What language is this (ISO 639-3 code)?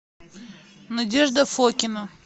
rus